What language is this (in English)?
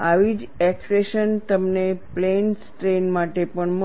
Gujarati